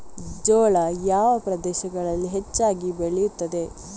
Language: Kannada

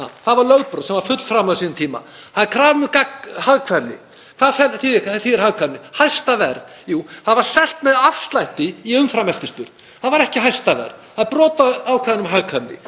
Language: Icelandic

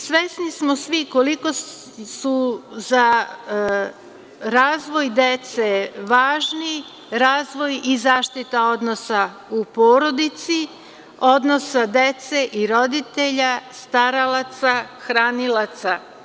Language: Serbian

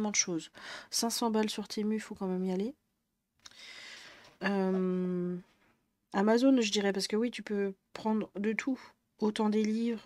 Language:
French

